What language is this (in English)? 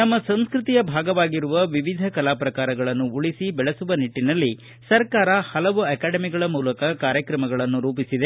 Kannada